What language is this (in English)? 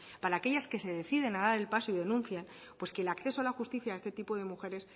Spanish